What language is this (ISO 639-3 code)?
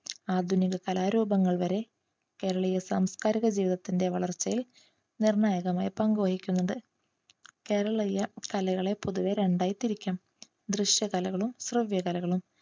mal